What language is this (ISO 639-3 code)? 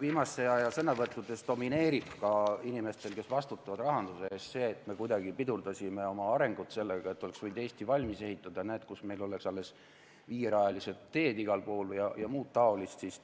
est